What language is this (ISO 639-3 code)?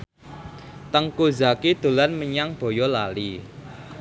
jav